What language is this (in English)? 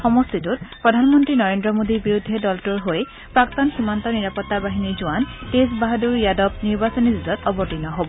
Assamese